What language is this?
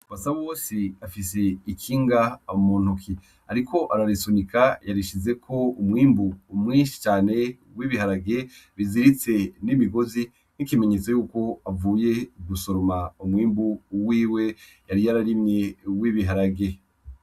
Rundi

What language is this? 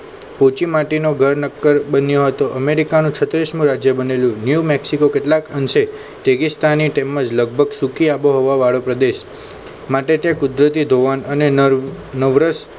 Gujarati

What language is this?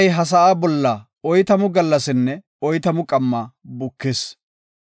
Gofa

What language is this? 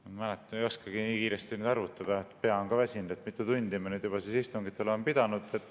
Estonian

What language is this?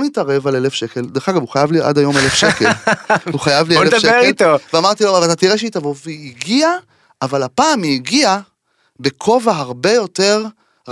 Hebrew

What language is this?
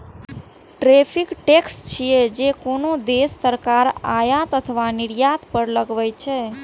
Maithili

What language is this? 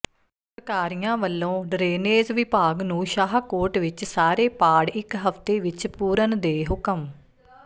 Punjabi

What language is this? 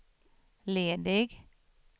Swedish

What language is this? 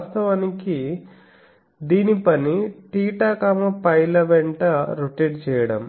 Telugu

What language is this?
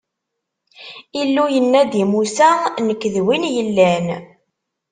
Kabyle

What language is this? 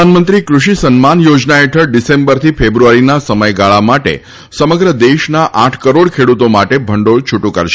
Gujarati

